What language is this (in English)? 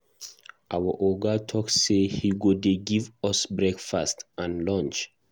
Nigerian Pidgin